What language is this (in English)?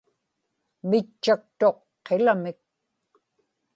Inupiaq